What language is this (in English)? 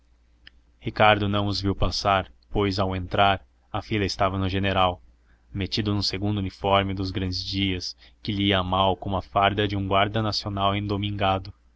Portuguese